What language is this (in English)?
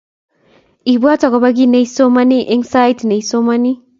Kalenjin